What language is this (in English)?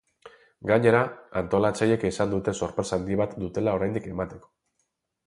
Basque